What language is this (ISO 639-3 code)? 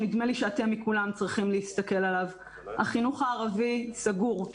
heb